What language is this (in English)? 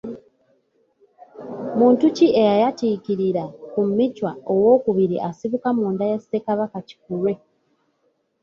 Ganda